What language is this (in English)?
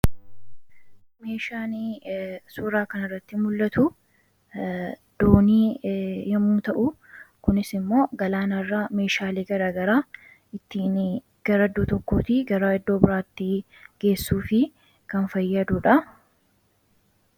Oromo